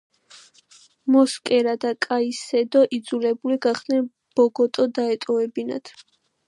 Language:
Georgian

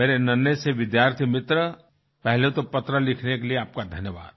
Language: Hindi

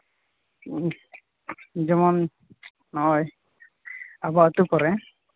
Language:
Santali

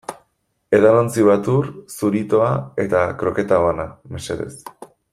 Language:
Basque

